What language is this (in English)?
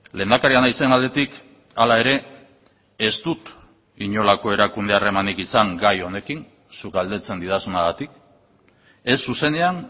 Basque